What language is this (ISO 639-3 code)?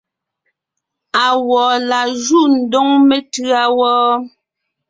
nnh